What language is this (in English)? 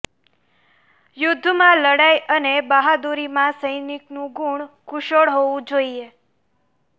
Gujarati